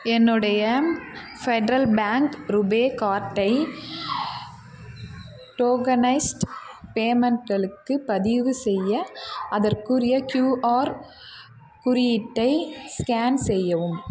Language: Tamil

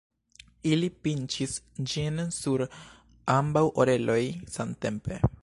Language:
Esperanto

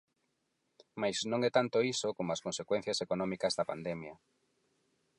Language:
Galician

